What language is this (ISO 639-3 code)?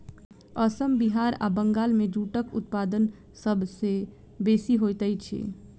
mai